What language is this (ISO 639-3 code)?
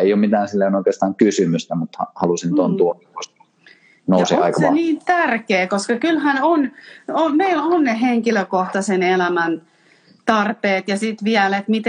fin